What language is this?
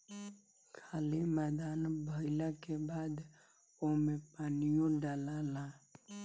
Bhojpuri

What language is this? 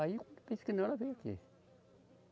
Portuguese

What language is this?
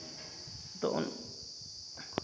Santali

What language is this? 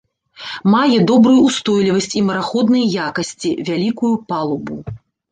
Belarusian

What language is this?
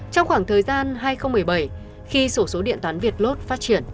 Vietnamese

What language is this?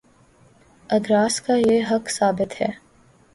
Urdu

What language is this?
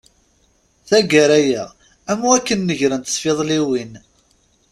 Kabyle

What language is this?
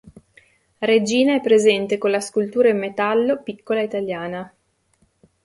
Italian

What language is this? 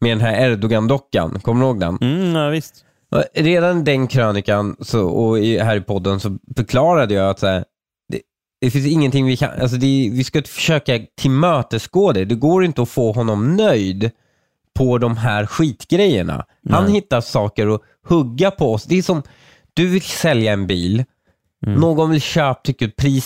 Swedish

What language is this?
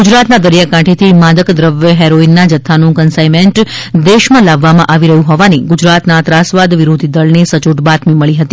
Gujarati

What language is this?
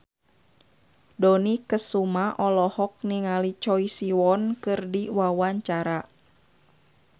Sundanese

